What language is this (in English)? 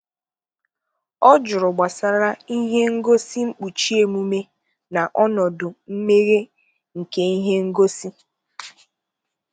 Igbo